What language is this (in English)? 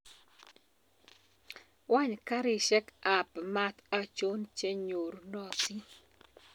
Kalenjin